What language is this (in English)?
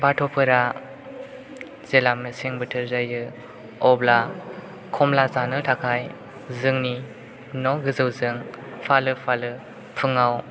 Bodo